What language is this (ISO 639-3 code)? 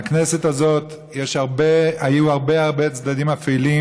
heb